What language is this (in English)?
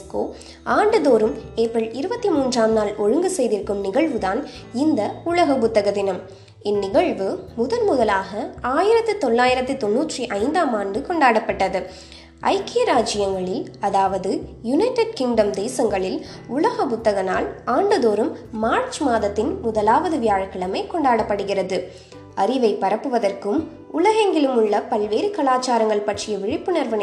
Tamil